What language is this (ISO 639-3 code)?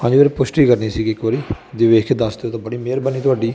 pan